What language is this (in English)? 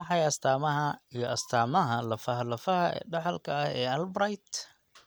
Somali